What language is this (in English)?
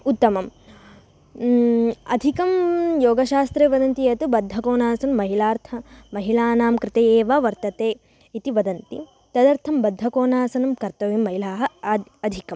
Sanskrit